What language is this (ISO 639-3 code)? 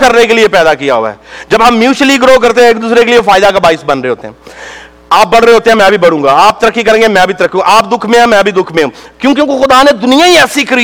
urd